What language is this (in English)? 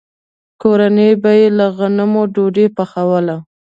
Pashto